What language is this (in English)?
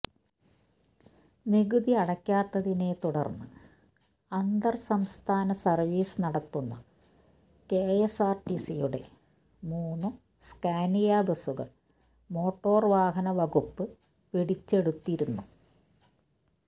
Malayalam